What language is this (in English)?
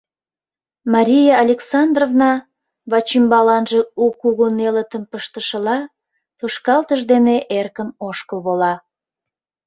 Mari